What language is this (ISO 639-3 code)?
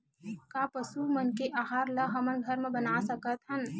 hne